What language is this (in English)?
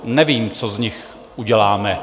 Czech